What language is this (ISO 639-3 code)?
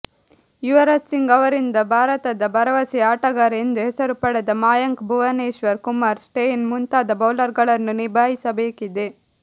kan